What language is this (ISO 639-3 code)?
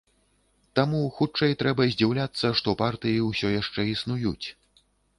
bel